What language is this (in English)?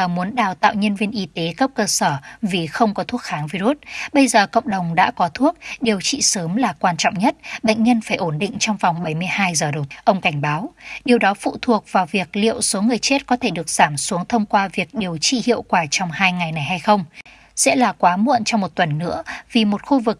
Vietnamese